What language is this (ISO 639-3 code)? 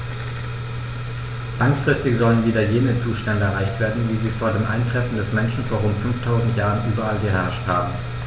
deu